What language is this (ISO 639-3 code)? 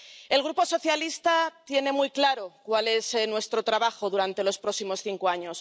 spa